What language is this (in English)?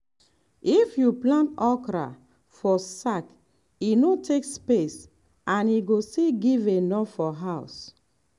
Nigerian Pidgin